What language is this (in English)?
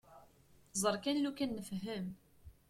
Kabyle